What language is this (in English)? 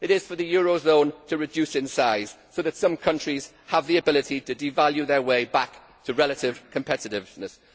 English